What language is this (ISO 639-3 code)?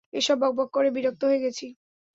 ben